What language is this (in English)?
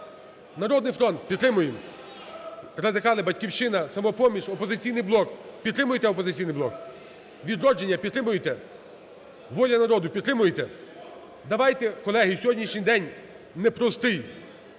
Ukrainian